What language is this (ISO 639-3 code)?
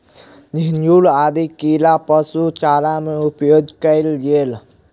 mai